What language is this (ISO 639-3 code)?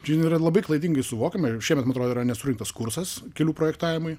lit